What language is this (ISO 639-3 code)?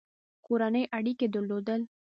pus